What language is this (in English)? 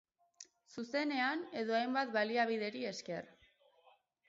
Basque